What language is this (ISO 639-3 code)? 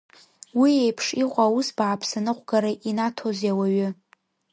abk